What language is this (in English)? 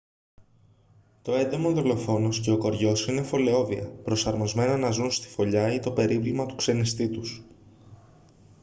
Greek